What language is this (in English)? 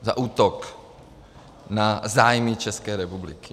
Czech